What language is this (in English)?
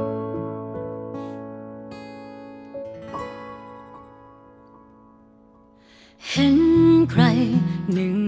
Thai